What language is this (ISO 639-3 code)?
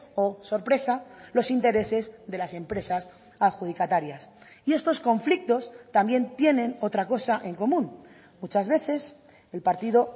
spa